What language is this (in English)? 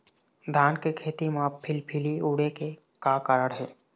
Chhattisgarhi